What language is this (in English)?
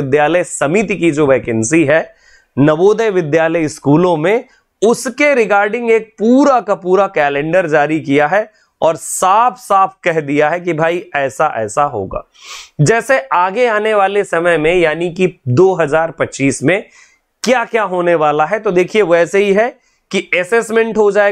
Hindi